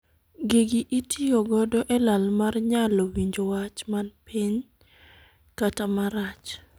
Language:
Luo (Kenya and Tanzania)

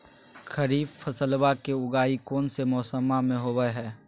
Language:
Magahi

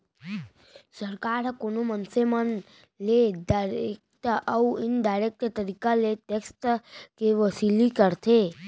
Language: Chhattisgarhi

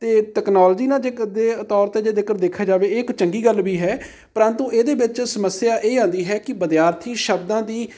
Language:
Punjabi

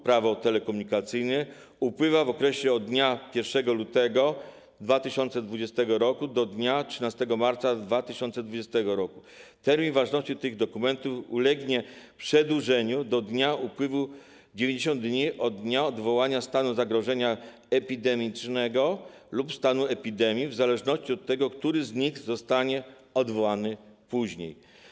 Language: Polish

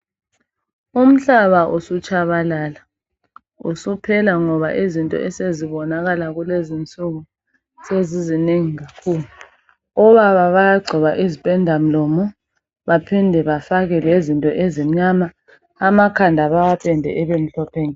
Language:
North Ndebele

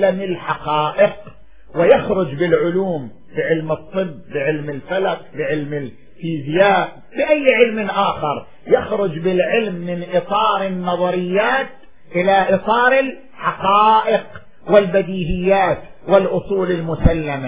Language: Arabic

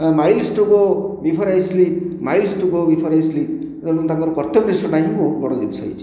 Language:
Odia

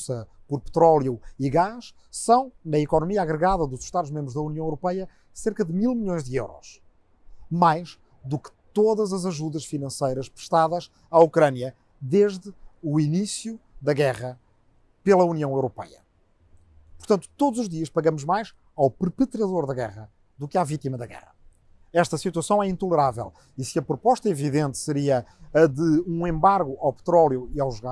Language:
Portuguese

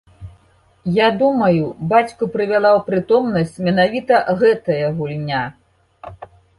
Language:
Belarusian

